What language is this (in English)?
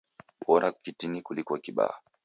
Taita